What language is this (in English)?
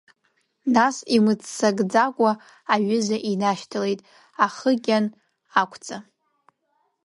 Abkhazian